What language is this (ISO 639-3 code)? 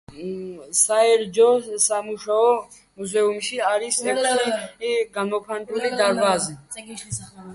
kat